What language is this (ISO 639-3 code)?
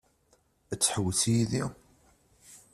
kab